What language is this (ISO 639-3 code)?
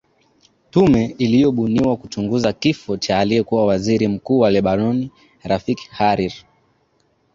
swa